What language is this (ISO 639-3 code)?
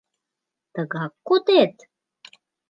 chm